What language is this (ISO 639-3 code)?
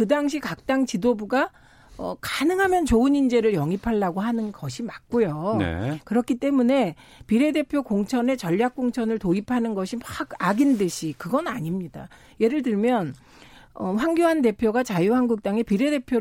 kor